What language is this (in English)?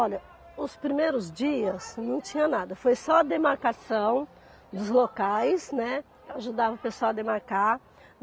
Portuguese